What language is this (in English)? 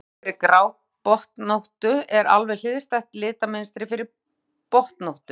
Icelandic